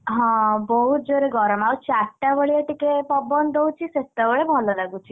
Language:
Odia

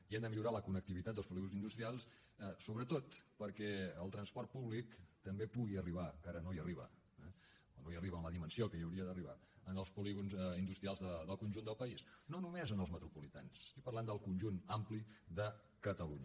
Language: Catalan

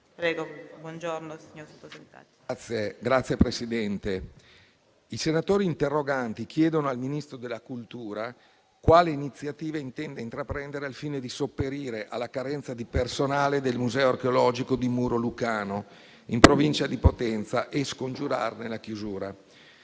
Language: Italian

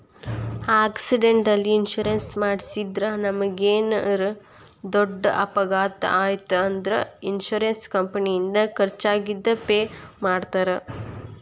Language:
Kannada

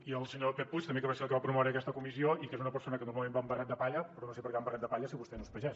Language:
Catalan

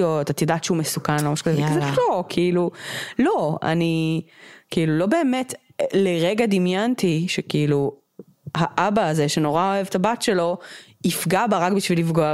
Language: Hebrew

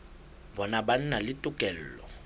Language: Southern Sotho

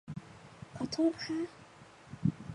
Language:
Thai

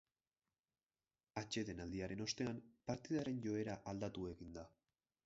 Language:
Basque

